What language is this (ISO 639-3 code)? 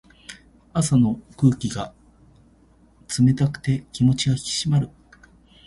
jpn